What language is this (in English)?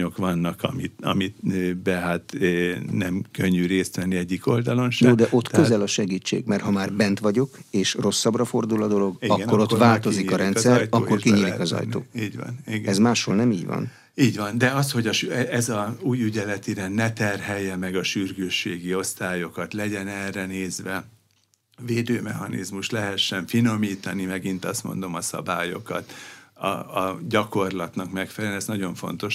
Hungarian